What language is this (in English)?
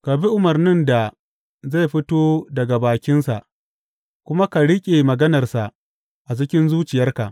Hausa